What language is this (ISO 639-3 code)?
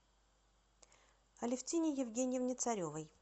rus